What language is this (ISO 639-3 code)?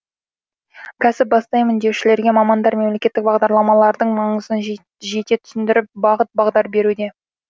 kaz